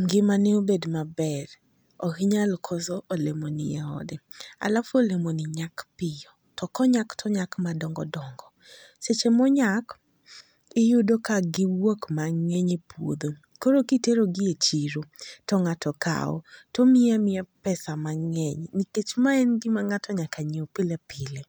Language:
Luo (Kenya and Tanzania)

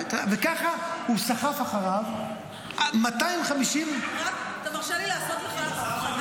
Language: Hebrew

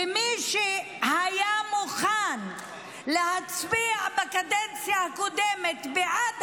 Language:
Hebrew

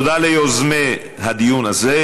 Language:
Hebrew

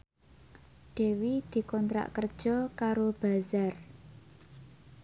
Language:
Javanese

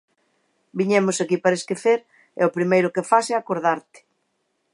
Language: Galician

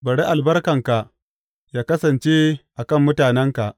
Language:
Hausa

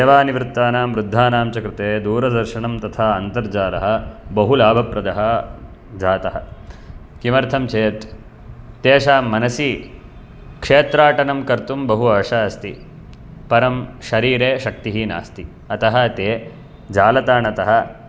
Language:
Sanskrit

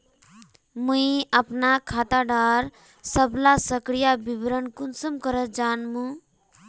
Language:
Magahi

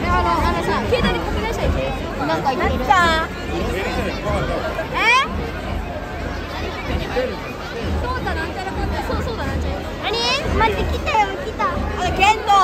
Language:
Japanese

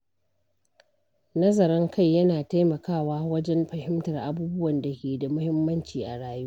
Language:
Hausa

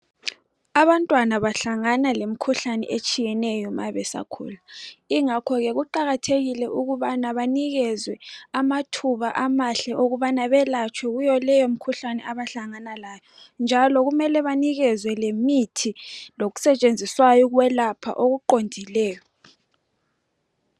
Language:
North Ndebele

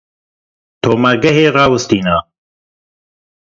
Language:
Kurdish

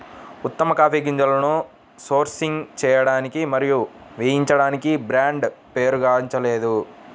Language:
Telugu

